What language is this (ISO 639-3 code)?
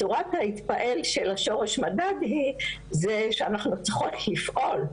heb